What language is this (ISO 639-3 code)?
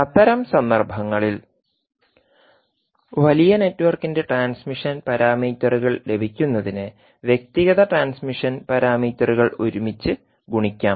mal